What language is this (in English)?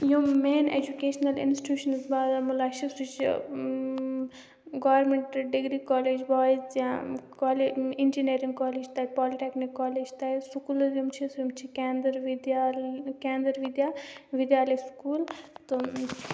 Kashmiri